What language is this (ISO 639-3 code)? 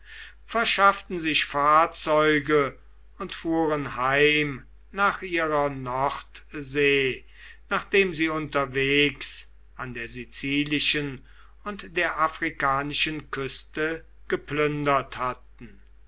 deu